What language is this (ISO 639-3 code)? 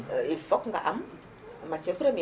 wol